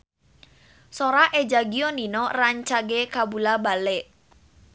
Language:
Sundanese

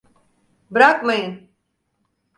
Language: Turkish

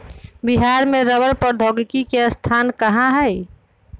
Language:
Magahi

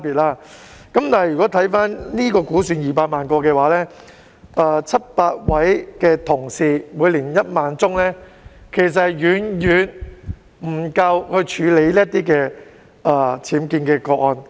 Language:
Cantonese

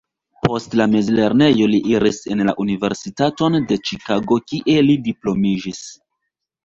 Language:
Esperanto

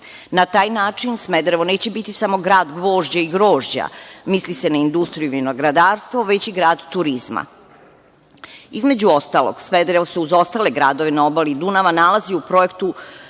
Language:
Serbian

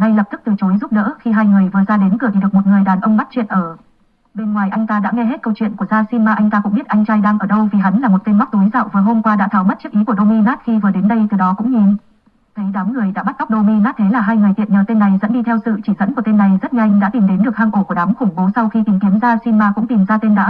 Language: Vietnamese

